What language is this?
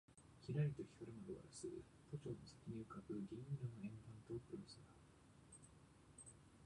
Japanese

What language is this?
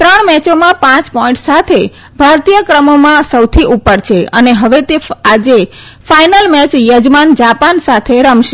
Gujarati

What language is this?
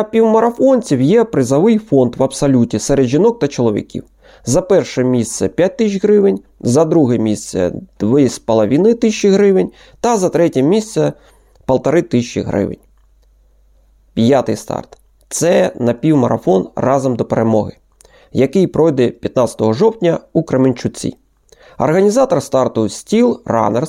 Ukrainian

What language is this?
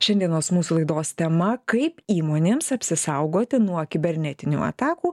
Lithuanian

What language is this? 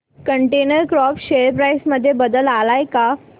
Marathi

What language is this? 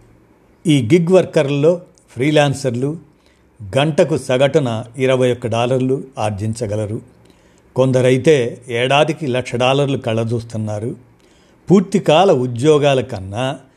Telugu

